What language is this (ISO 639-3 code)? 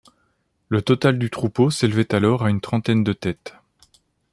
fra